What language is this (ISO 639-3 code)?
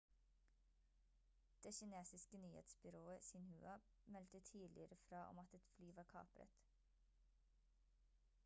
nob